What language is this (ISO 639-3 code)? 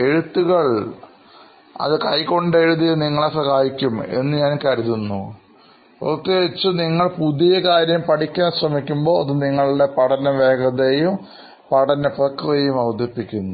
mal